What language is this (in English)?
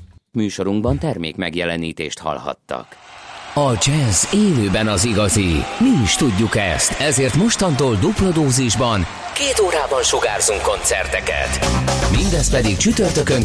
Hungarian